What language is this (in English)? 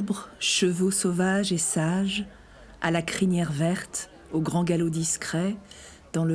French